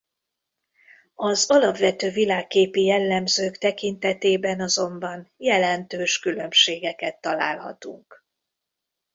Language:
Hungarian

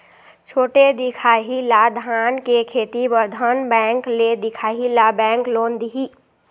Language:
Chhattisgarhi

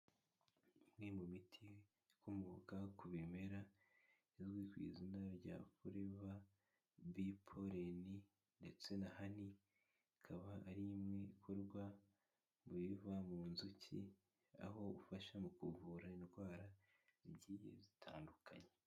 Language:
Kinyarwanda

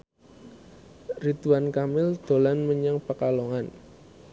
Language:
Javanese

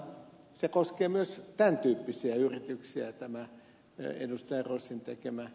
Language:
Finnish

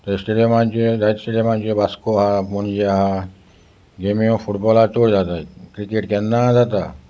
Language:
Konkani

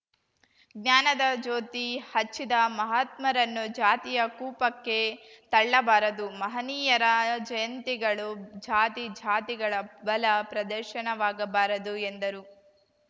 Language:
Kannada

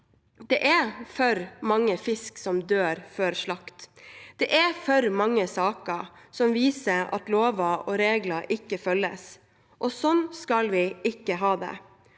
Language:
Norwegian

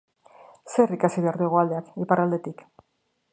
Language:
Basque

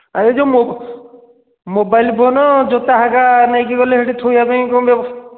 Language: Odia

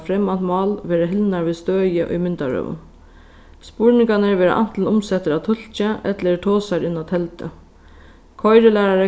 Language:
Faroese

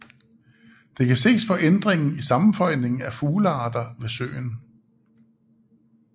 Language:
Danish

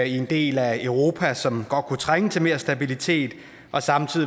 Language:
Danish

